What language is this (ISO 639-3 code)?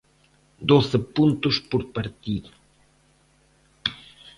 glg